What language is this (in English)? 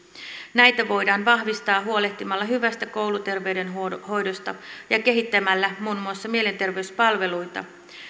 Finnish